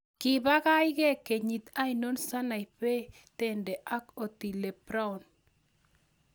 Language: Kalenjin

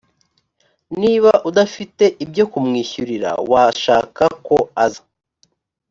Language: Kinyarwanda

